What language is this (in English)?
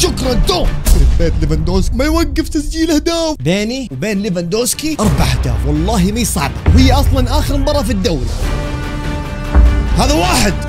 Arabic